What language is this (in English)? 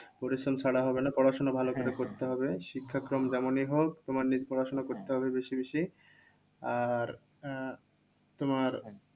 Bangla